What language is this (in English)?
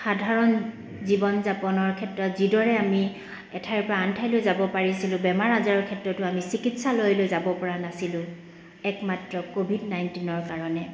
Assamese